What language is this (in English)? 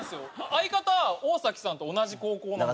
Japanese